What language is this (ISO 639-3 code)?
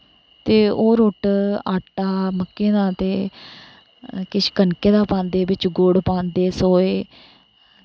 doi